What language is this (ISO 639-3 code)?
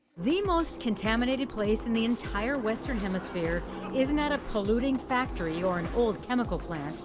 eng